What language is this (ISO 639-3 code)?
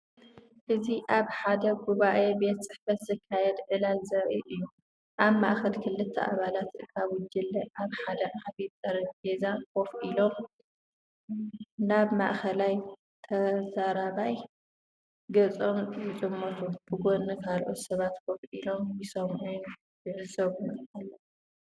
tir